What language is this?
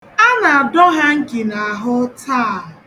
Igbo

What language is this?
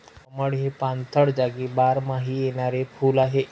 Marathi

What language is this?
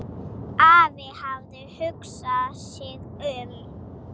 Icelandic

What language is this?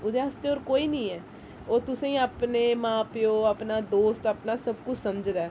Dogri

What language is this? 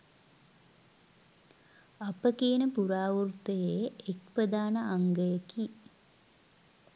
Sinhala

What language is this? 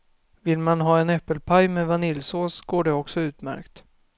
Swedish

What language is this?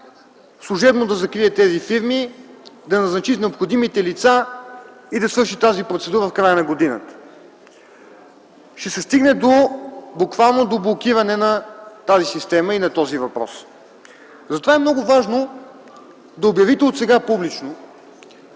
Bulgarian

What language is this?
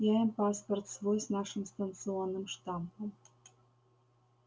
Russian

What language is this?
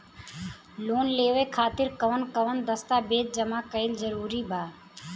Bhojpuri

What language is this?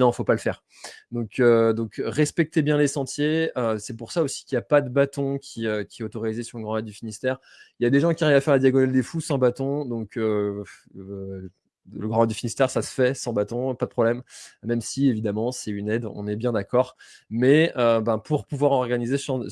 French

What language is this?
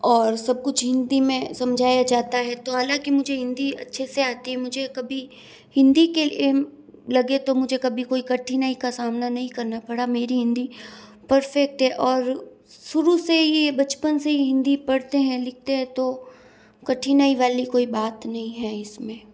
Hindi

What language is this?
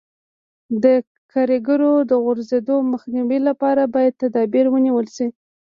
Pashto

